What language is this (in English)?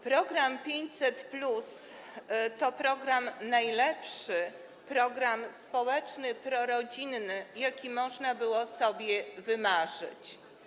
Polish